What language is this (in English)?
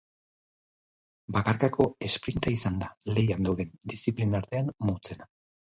Basque